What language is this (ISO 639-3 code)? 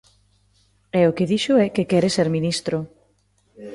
glg